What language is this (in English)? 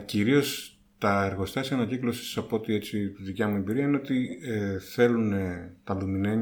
Greek